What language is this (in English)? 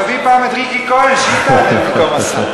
Hebrew